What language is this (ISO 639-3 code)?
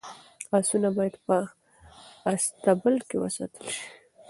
pus